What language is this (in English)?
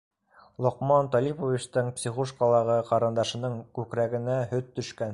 Bashkir